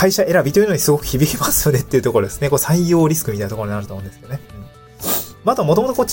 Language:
Japanese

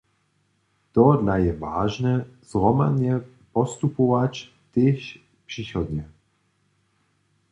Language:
Upper Sorbian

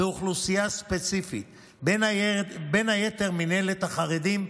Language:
Hebrew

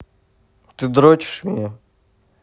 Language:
Russian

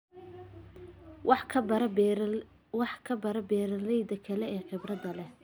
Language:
Somali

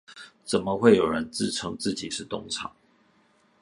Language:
Chinese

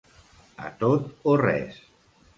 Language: Catalan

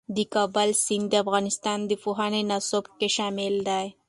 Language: Pashto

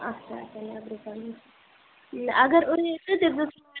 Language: Kashmiri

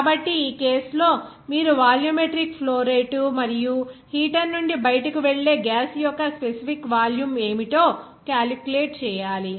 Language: Telugu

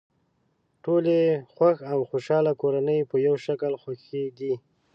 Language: Pashto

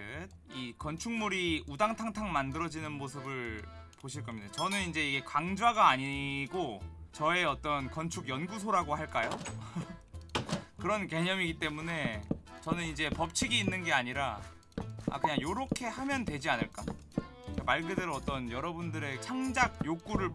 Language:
Korean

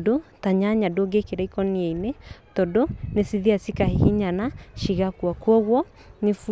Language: Kikuyu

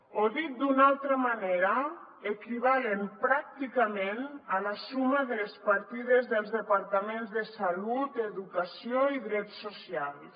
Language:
Catalan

